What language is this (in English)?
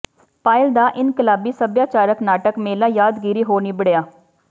Punjabi